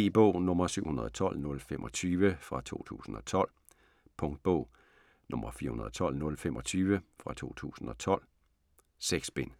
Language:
Danish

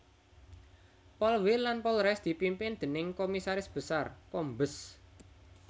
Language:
Javanese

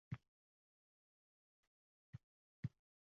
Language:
Uzbek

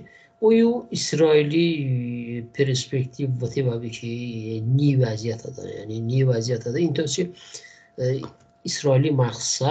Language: Persian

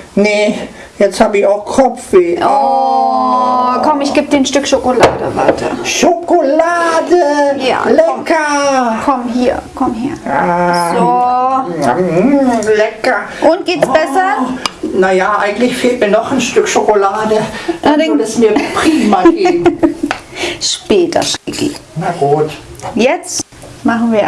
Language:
German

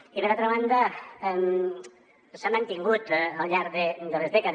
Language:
Catalan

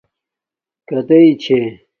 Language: Domaaki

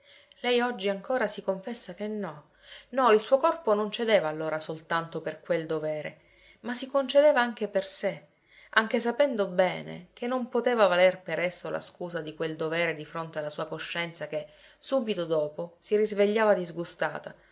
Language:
Italian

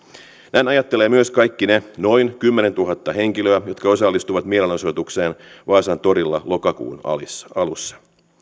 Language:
Finnish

